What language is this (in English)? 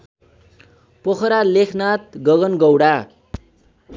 Nepali